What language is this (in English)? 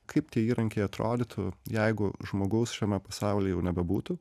Lithuanian